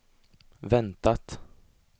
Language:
Swedish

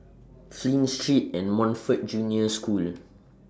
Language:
English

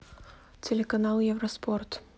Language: Russian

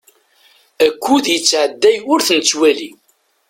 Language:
Kabyle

